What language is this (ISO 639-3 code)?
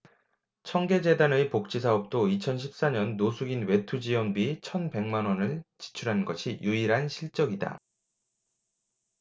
kor